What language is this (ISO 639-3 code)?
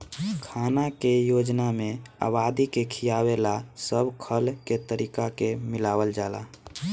bho